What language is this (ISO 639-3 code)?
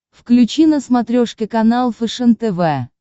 rus